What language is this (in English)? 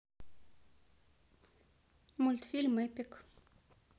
Russian